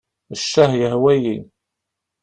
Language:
Kabyle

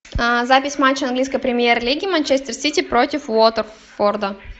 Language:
Russian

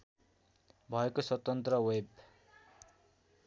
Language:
Nepali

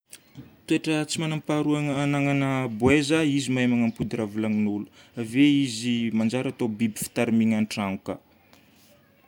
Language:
Northern Betsimisaraka Malagasy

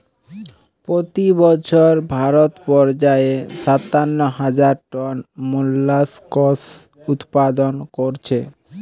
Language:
Bangla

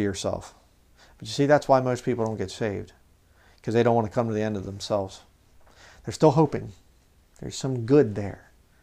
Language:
English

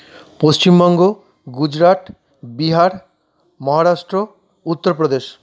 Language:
Bangla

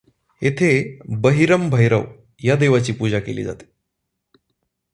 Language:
Marathi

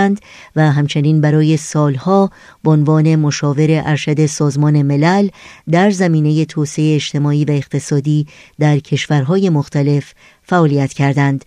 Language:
Persian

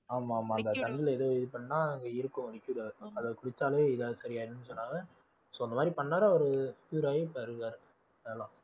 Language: Tamil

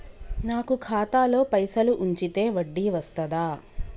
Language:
Telugu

